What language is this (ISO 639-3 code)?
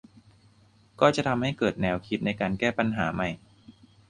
tha